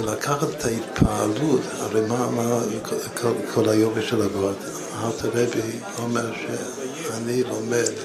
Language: Hebrew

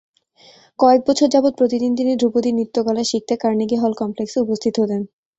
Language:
Bangla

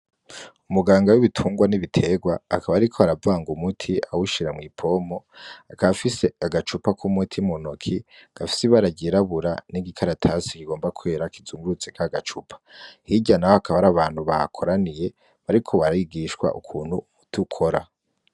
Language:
Rundi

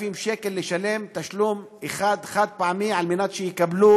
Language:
Hebrew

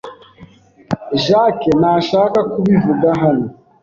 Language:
Kinyarwanda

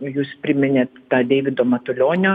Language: Lithuanian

